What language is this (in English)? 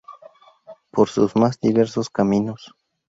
Spanish